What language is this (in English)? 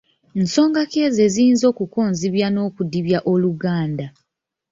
Ganda